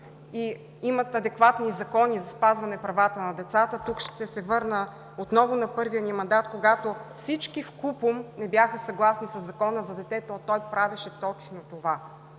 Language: Bulgarian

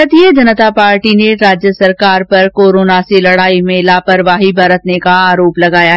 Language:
Hindi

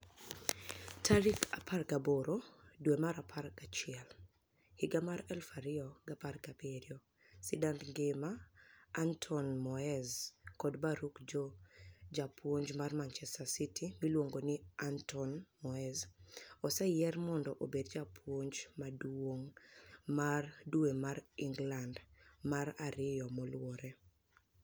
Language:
Luo (Kenya and Tanzania)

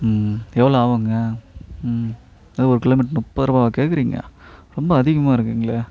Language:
Tamil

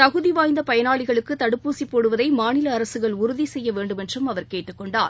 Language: Tamil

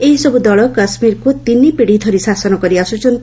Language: Odia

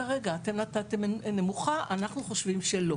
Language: Hebrew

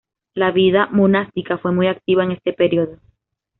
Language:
Spanish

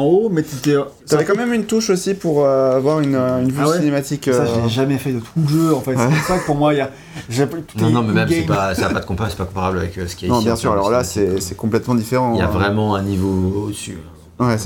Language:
French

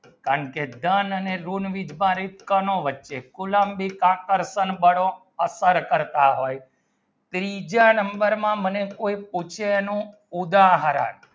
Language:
Gujarati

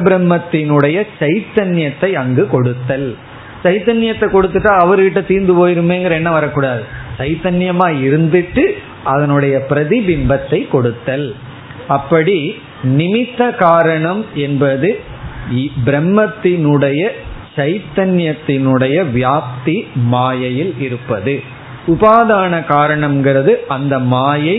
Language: Tamil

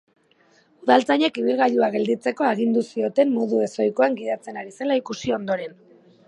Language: Basque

